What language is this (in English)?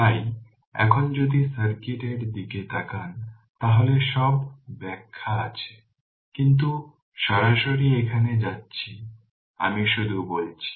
Bangla